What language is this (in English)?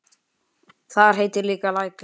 Icelandic